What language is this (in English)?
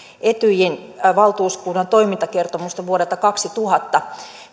Finnish